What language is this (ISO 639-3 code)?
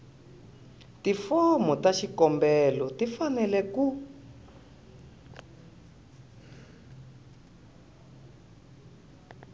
tso